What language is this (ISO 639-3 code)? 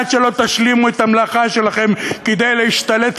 heb